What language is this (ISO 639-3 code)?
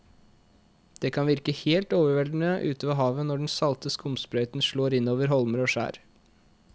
nor